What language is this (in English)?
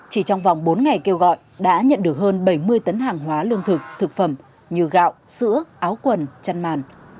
Vietnamese